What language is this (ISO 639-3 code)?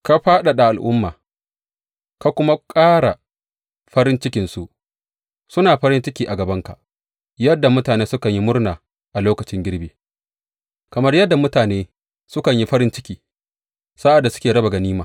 hau